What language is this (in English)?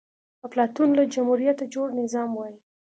Pashto